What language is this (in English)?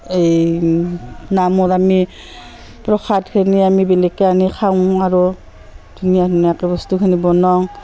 Assamese